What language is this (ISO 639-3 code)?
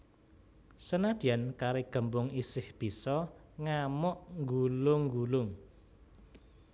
jav